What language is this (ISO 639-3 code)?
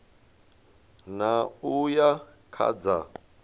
ven